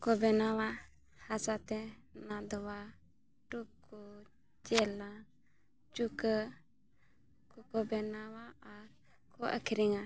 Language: Santali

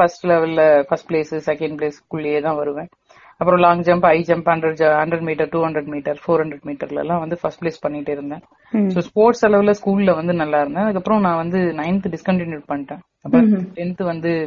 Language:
Tamil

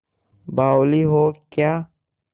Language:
Hindi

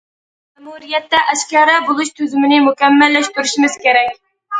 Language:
Uyghur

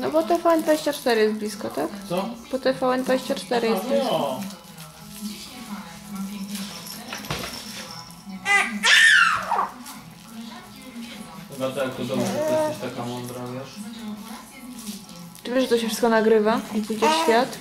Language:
Polish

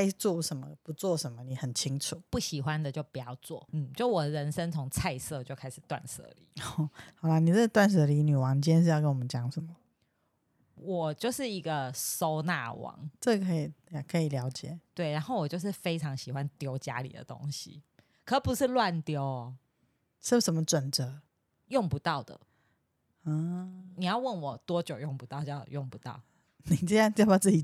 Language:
Chinese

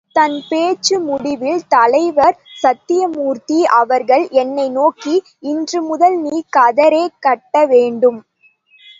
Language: Tamil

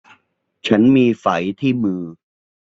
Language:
Thai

